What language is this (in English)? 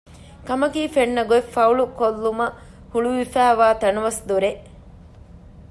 Divehi